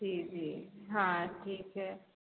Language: Hindi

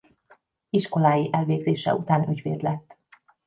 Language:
Hungarian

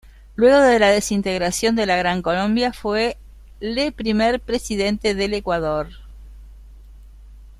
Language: Spanish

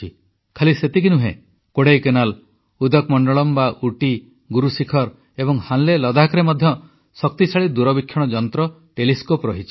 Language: Odia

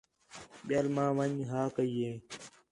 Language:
Khetrani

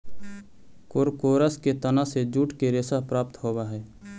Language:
Magahi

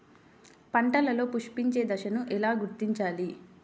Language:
Telugu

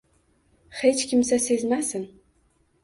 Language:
Uzbek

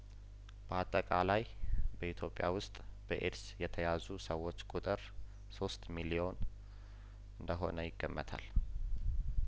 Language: Amharic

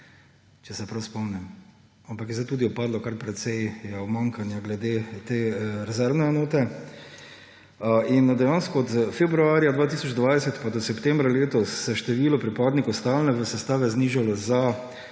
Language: Slovenian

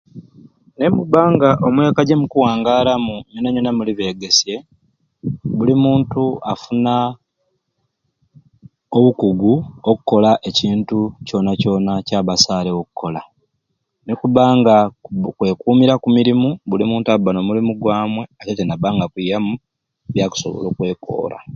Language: Ruuli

